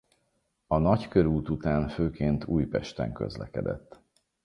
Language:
Hungarian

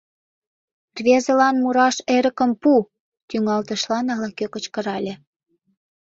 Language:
Mari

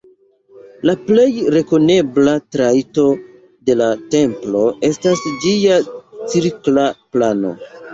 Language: Esperanto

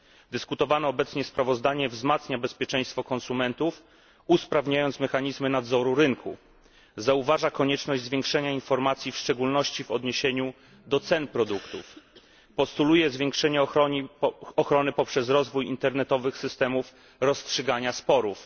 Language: Polish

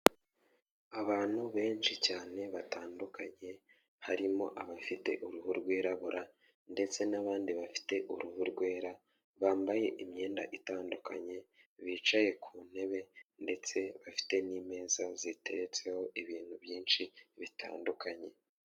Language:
Kinyarwanda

